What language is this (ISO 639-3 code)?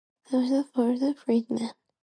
eng